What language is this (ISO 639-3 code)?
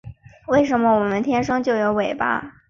zho